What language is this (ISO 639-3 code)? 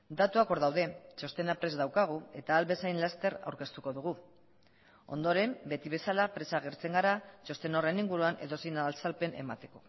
eus